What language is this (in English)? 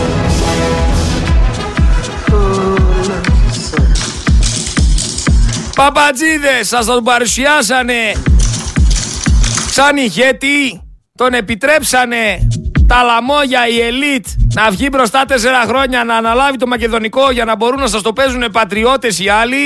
Greek